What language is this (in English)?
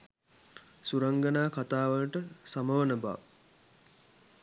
Sinhala